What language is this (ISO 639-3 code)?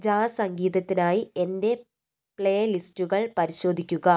mal